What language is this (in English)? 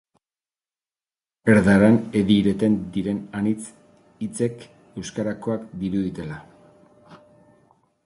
Basque